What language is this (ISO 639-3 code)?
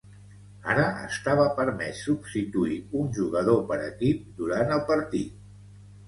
cat